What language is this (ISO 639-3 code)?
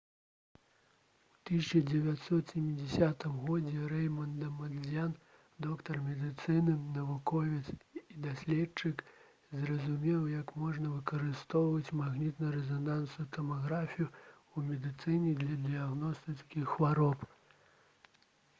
bel